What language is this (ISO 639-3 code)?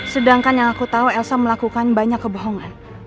ind